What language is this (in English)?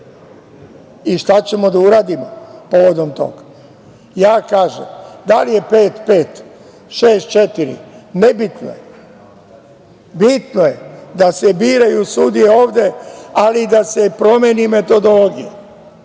Serbian